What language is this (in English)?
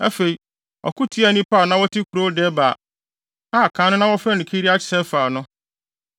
Akan